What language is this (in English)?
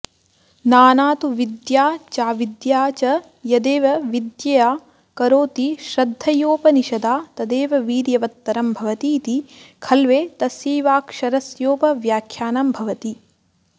Sanskrit